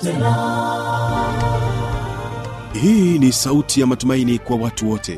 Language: Swahili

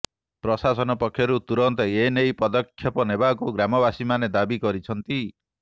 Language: Odia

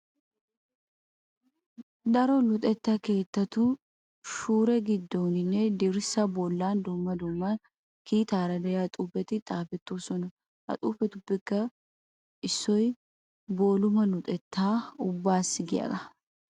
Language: Wolaytta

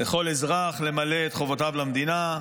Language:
Hebrew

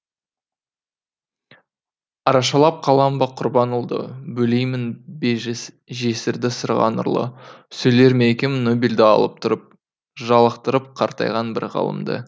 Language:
Kazakh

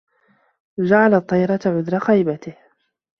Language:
Arabic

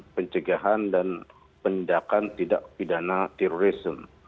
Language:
Indonesian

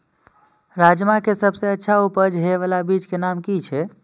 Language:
Maithili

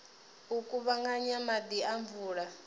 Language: Venda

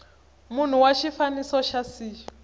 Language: Tsonga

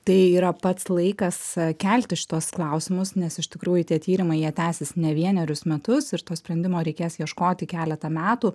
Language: Lithuanian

